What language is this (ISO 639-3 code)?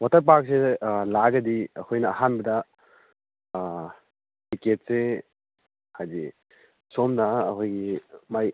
mni